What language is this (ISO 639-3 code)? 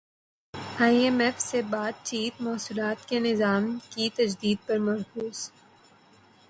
urd